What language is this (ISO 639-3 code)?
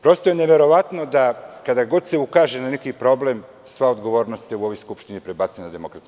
srp